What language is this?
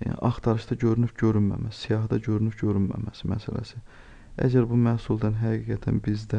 Azerbaijani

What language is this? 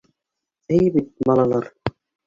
Bashkir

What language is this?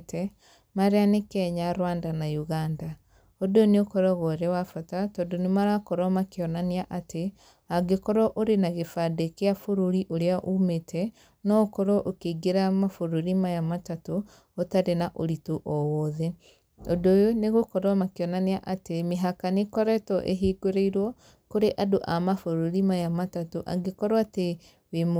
Kikuyu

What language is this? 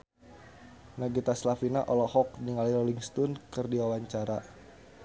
Sundanese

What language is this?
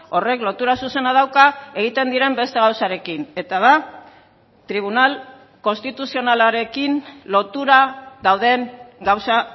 Basque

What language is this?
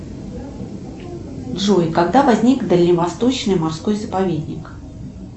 Russian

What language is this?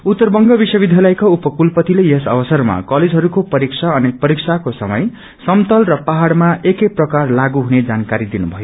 Nepali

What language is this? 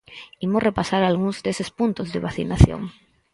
Galician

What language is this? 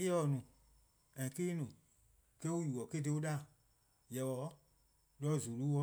Eastern Krahn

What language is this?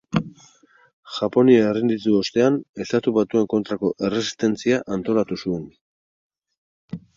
Basque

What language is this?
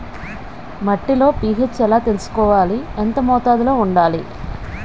Telugu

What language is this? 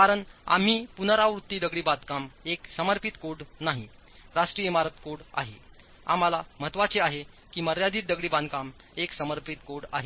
Marathi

